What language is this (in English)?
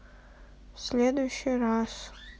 Russian